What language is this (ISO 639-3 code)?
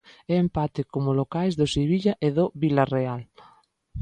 glg